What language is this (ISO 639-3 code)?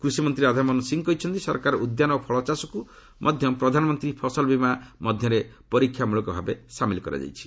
ori